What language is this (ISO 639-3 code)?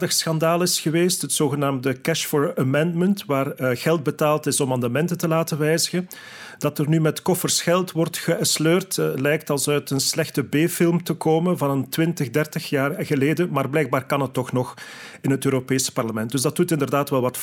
nld